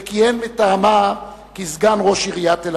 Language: Hebrew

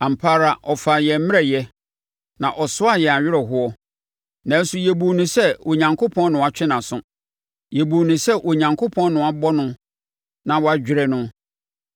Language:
Akan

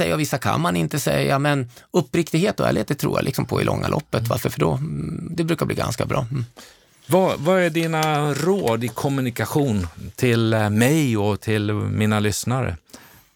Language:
Swedish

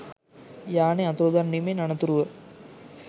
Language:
Sinhala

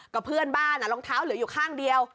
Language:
Thai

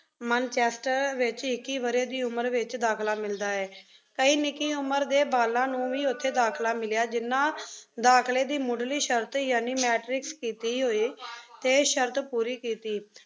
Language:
Punjabi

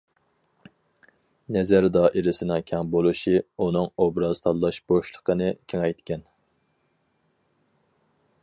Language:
Uyghur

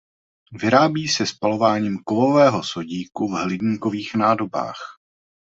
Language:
Czech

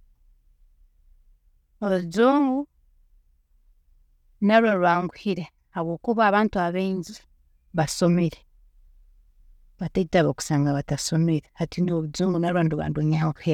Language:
Tooro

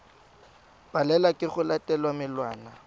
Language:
Tswana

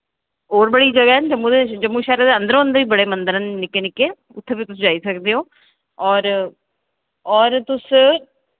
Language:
Dogri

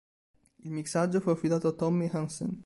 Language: Italian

